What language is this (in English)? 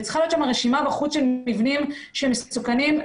Hebrew